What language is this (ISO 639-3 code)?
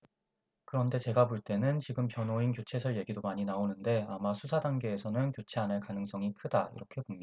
kor